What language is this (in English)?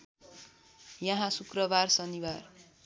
Nepali